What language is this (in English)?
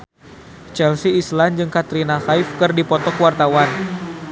Sundanese